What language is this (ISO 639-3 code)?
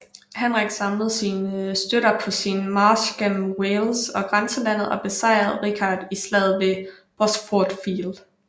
dan